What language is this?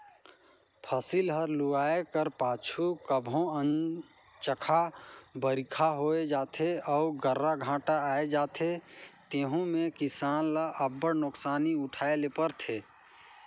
Chhattisgarhi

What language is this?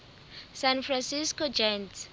Southern Sotho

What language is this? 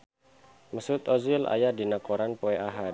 Sundanese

